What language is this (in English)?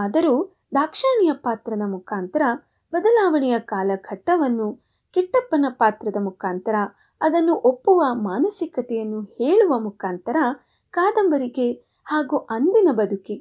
Kannada